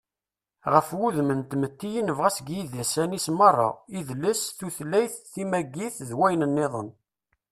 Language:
Kabyle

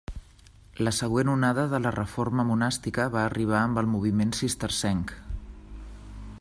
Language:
Catalan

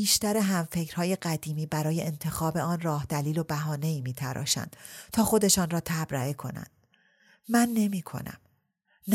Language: Persian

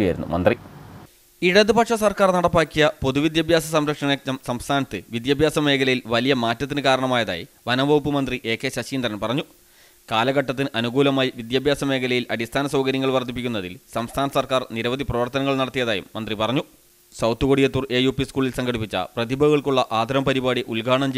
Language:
Romanian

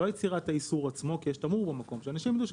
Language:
Hebrew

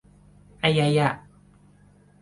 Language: Thai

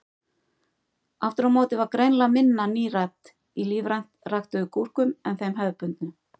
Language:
Icelandic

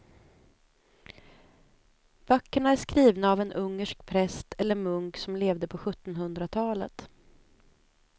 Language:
Swedish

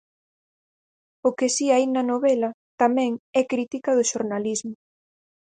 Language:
Galician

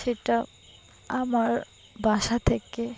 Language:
Bangla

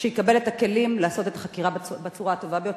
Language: Hebrew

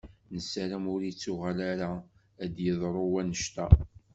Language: Kabyle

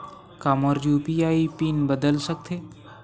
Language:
Chhattisgarhi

